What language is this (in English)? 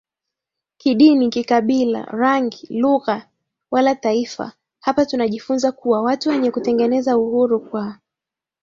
Swahili